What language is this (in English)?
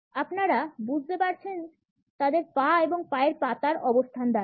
Bangla